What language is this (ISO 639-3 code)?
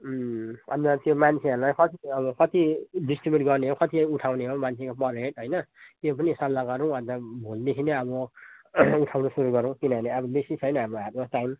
nep